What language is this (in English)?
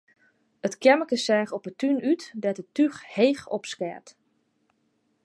Western Frisian